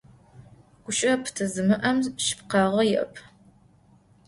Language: Adyghe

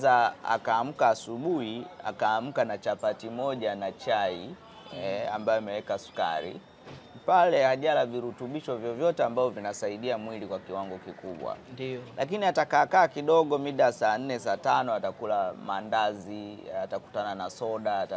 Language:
Swahili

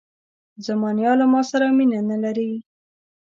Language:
Pashto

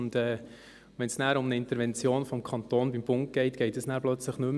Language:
Swiss German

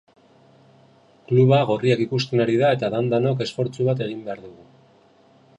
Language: Basque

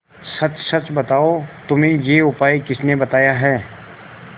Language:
Hindi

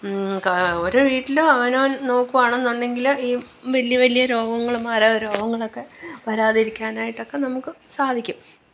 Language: Malayalam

